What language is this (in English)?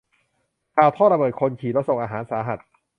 Thai